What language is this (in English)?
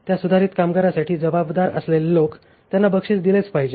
Marathi